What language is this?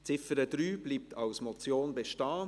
Swiss German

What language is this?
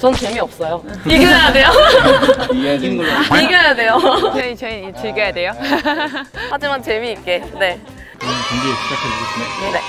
Korean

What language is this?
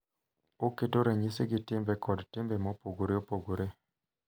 Luo (Kenya and Tanzania)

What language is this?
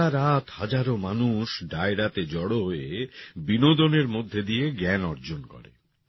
Bangla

